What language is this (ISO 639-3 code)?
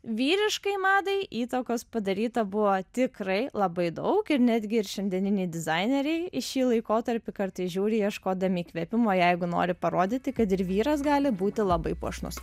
lit